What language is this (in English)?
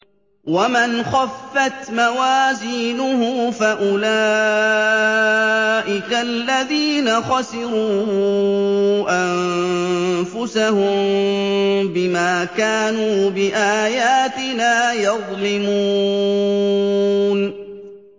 Arabic